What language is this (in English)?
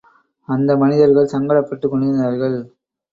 Tamil